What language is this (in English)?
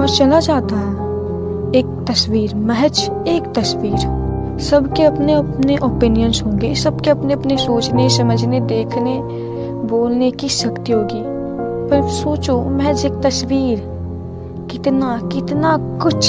Hindi